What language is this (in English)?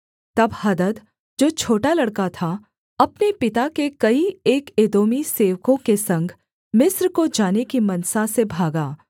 Hindi